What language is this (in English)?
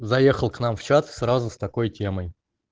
Russian